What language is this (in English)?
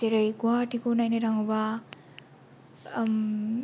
Bodo